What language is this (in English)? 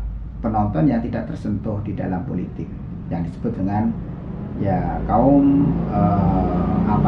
Indonesian